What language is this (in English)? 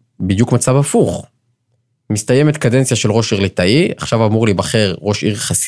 Hebrew